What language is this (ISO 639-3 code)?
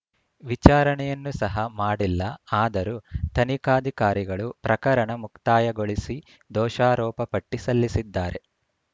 kan